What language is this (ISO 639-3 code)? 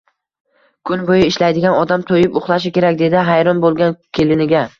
uzb